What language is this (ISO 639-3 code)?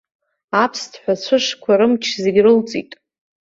abk